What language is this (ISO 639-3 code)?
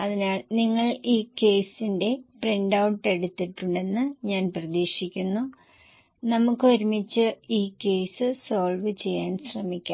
mal